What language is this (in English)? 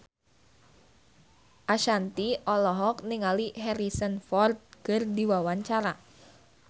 Sundanese